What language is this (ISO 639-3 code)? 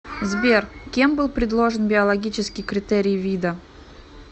rus